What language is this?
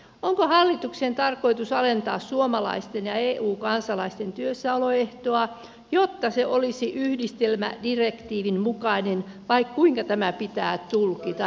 Finnish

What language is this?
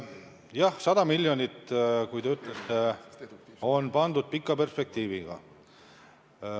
Estonian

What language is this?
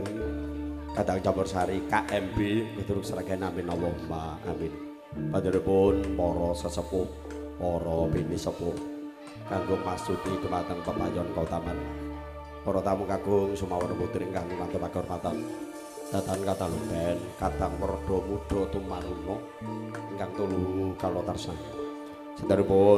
Indonesian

